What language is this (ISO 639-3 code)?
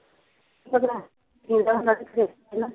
pan